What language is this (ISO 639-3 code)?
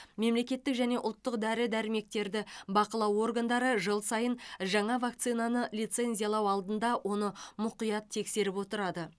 kaz